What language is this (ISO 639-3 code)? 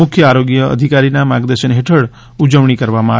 guj